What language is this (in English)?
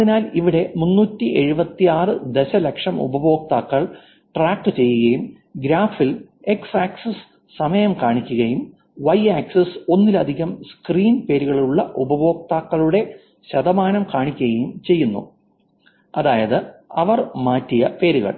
Malayalam